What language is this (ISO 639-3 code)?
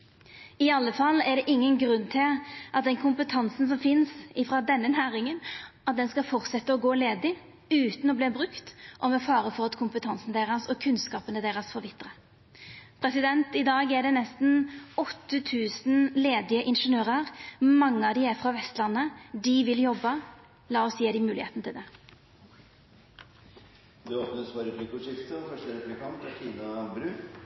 nor